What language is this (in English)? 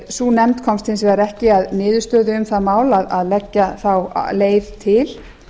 Icelandic